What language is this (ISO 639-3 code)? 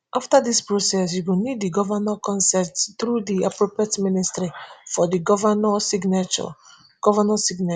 pcm